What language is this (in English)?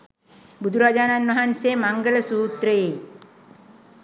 Sinhala